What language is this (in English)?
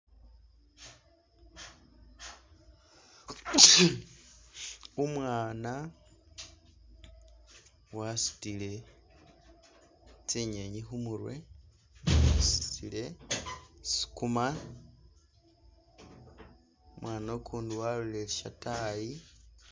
Masaaba